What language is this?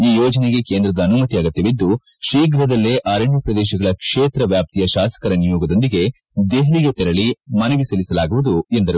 Kannada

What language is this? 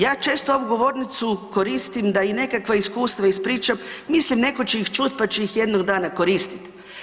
Croatian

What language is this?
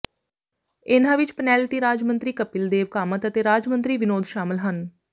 Punjabi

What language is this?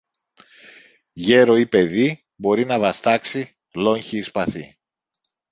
Greek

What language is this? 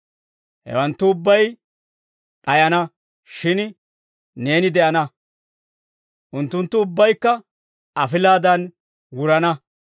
Dawro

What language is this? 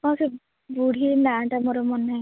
Odia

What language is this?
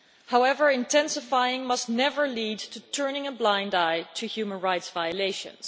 English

